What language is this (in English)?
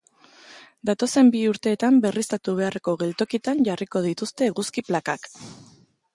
Basque